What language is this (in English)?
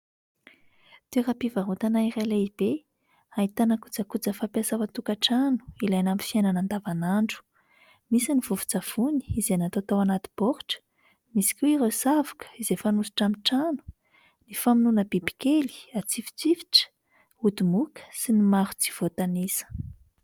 Malagasy